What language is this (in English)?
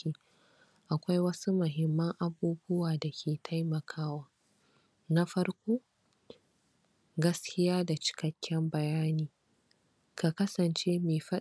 Hausa